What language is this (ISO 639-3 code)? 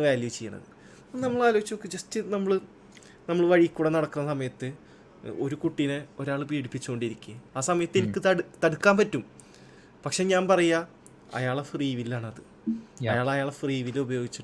mal